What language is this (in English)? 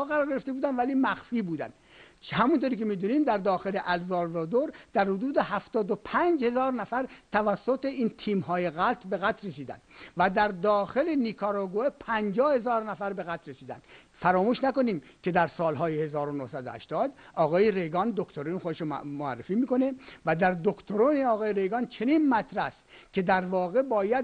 Persian